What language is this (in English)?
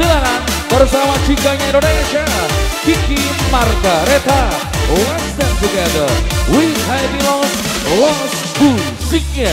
Indonesian